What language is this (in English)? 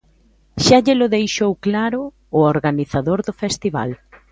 Galician